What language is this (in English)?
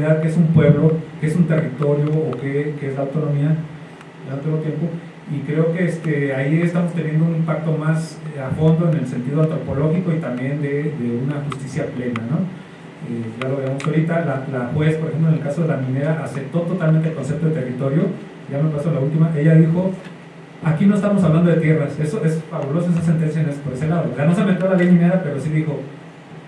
Spanish